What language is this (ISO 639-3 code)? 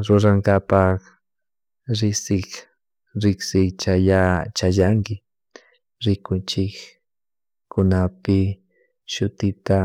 qug